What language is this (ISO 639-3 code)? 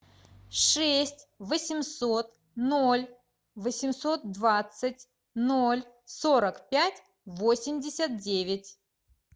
rus